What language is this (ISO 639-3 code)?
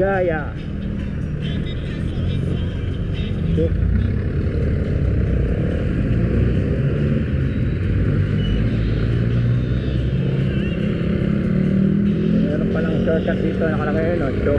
fil